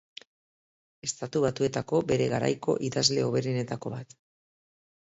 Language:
Basque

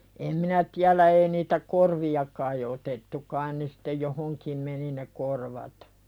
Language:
Finnish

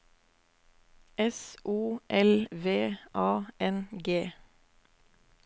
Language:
Norwegian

